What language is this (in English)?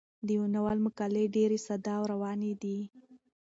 Pashto